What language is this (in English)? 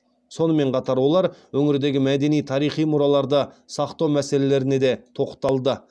Kazakh